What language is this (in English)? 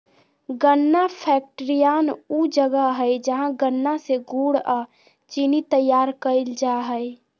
Magahi